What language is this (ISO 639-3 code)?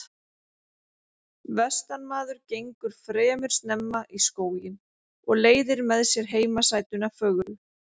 isl